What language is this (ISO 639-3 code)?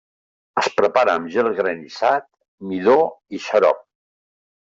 cat